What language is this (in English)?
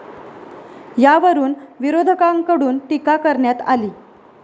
Marathi